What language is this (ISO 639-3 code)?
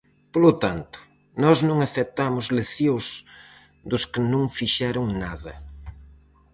glg